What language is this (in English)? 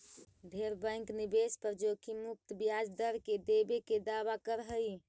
Magahi